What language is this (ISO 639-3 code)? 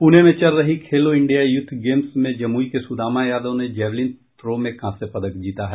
hin